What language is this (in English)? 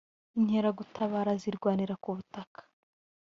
Kinyarwanda